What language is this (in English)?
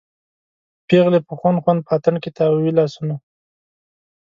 Pashto